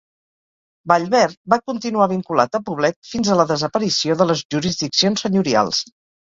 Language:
Catalan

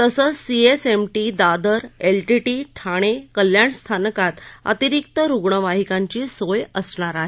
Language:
Marathi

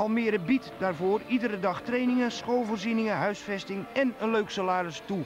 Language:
Dutch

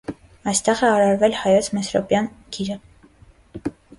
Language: Armenian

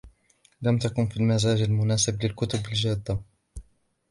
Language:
Arabic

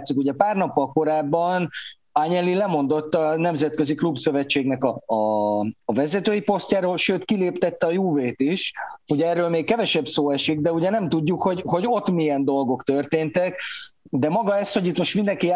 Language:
Hungarian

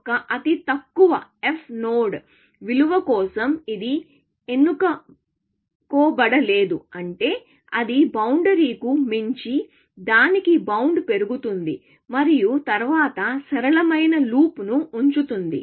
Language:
Telugu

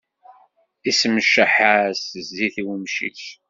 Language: Kabyle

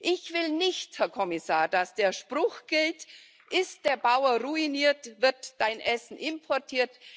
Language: German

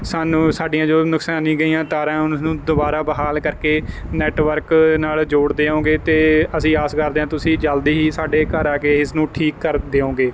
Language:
Punjabi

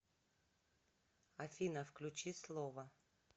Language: Russian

